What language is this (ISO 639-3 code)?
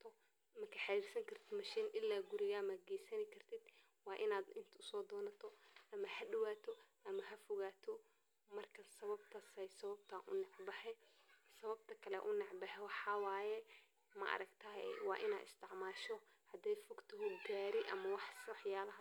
som